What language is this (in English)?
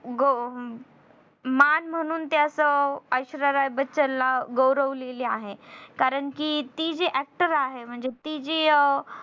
Marathi